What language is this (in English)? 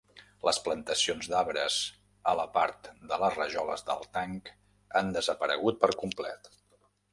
Catalan